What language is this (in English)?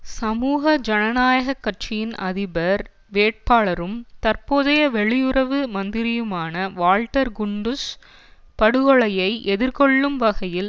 Tamil